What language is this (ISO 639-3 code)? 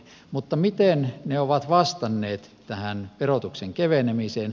fin